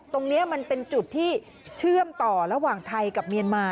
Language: Thai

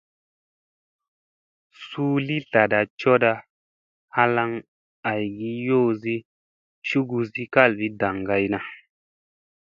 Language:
Musey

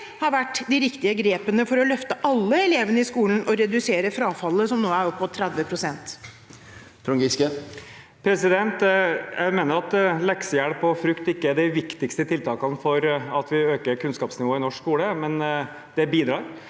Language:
Norwegian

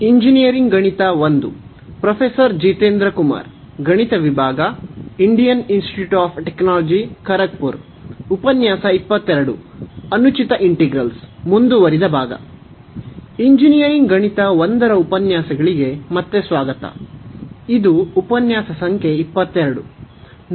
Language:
Kannada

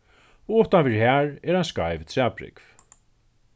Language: Faroese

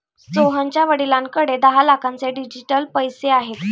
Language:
Marathi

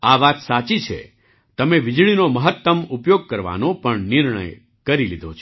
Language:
Gujarati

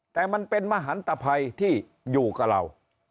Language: Thai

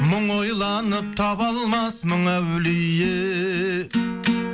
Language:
Kazakh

